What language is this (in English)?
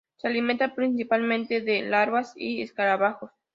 Spanish